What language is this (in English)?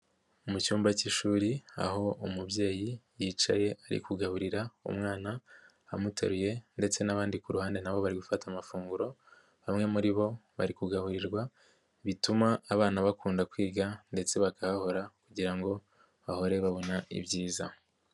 Kinyarwanda